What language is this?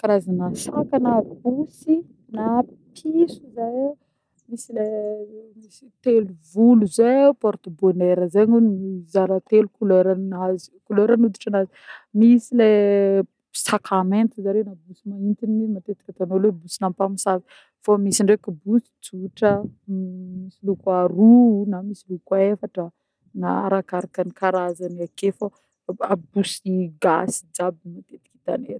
Northern Betsimisaraka Malagasy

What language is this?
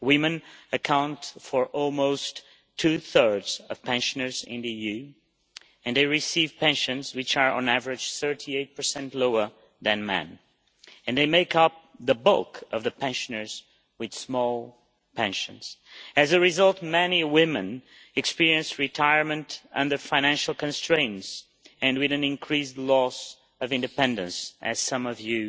English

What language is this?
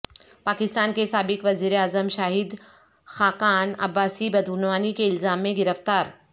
Urdu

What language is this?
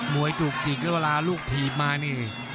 Thai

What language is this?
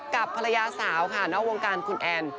Thai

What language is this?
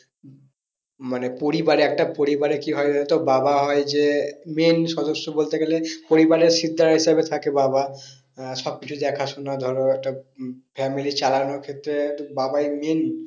Bangla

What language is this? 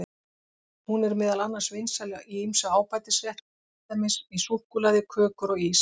Icelandic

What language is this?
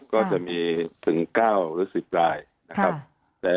Thai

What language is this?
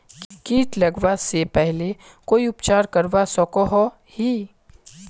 Magahi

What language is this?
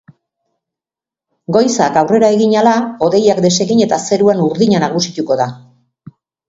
Basque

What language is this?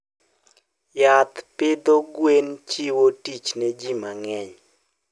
Luo (Kenya and Tanzania)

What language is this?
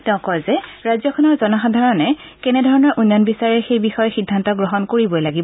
Assamese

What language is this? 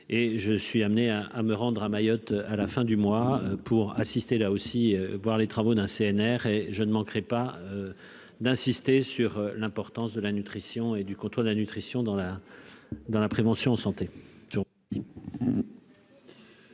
French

